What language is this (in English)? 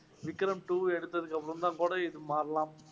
Tamil